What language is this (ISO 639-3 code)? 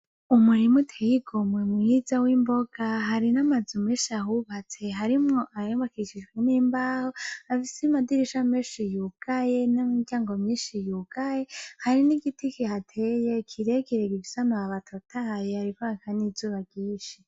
run